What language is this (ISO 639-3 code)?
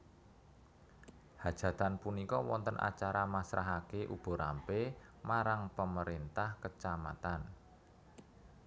jav